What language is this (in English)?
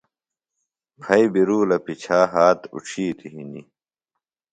Phalura